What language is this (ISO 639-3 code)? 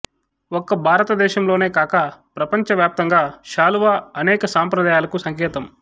tel